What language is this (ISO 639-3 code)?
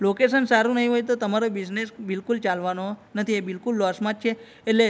guj